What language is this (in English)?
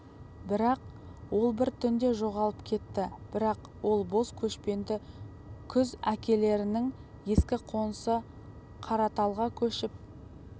Kazakh